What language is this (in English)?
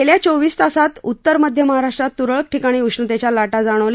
Marathi